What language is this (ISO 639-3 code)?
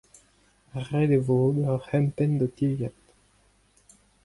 bre